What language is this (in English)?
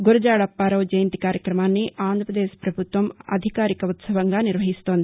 Telugu